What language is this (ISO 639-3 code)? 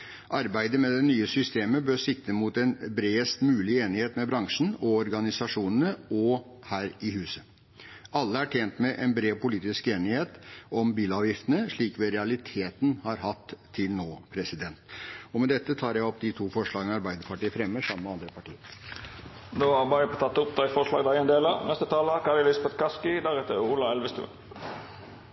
nor